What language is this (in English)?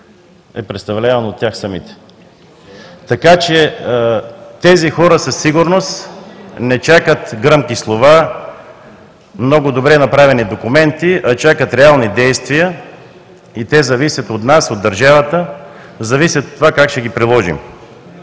Bulgarian